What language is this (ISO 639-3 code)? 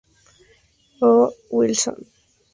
spa